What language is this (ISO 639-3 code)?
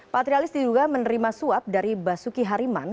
ind